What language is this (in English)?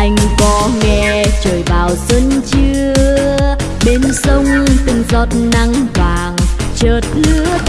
Vietnamese